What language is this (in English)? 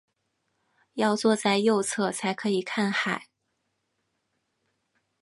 Chinese